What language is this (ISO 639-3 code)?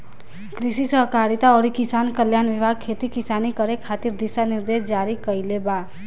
bho